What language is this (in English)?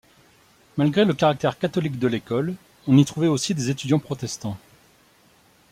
French